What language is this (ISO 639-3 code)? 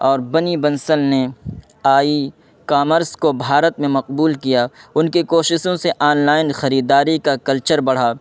urd